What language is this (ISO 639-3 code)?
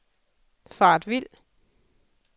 dan